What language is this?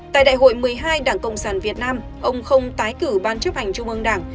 Vietnamese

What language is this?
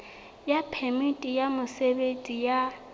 Southern Sotho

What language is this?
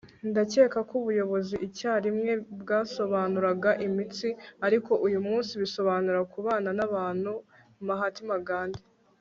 Kinyarwanda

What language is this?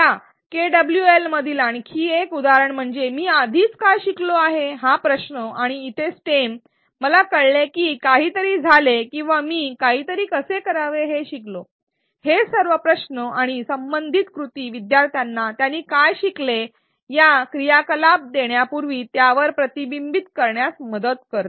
Marathi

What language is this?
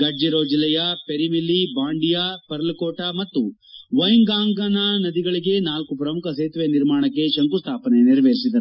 Kannada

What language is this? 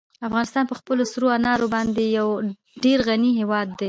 Pashto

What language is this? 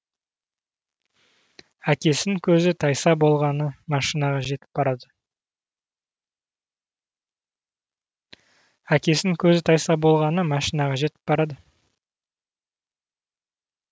Kazakh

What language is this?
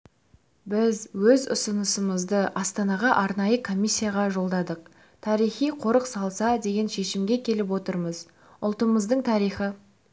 Kazakh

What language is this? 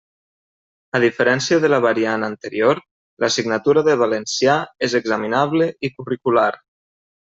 Catalan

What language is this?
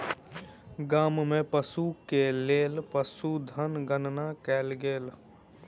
Maithili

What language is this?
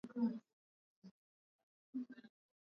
Swahili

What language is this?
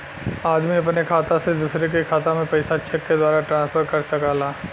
Bhojpuri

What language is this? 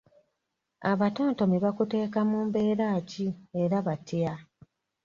Ganda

